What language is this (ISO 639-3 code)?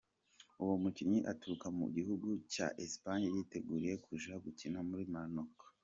kin